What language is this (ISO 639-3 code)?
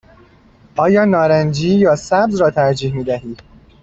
fas